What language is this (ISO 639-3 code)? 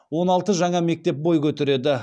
kaz